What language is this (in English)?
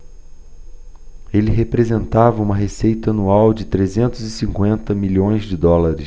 Portuguese